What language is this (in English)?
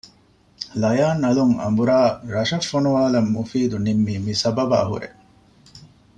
Divehi